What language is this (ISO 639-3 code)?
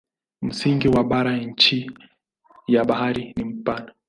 swa